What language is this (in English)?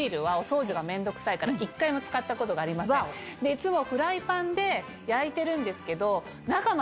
Japanese